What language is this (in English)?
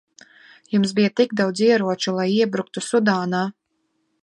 Latvian